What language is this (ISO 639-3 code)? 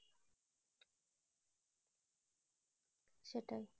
ben